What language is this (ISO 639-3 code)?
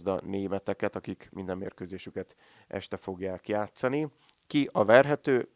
hun